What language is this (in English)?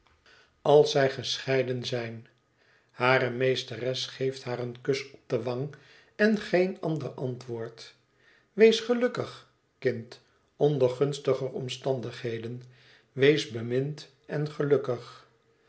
Dutch